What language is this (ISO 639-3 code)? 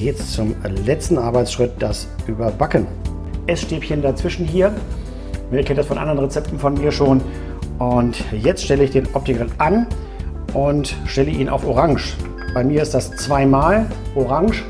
deu